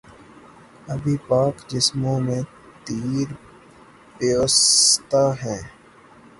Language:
Urdu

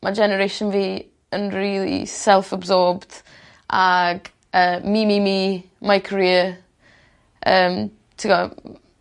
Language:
Welsh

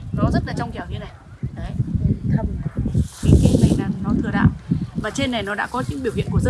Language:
Vietnamese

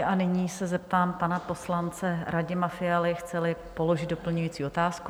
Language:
Czech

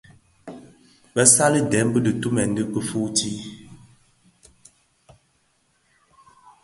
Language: Bafia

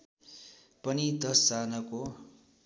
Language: Nepali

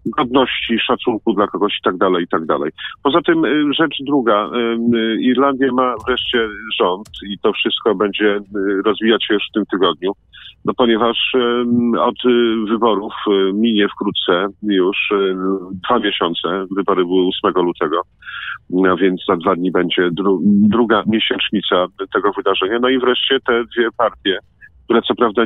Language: Polish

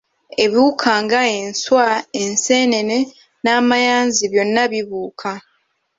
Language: Ganda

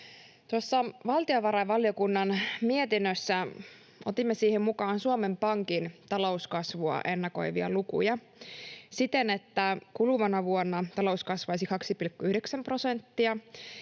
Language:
Finnish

